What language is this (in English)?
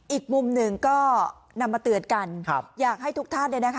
Thai